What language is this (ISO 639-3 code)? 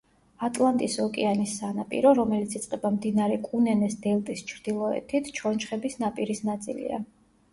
kat